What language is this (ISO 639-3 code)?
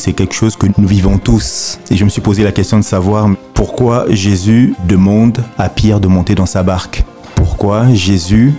fra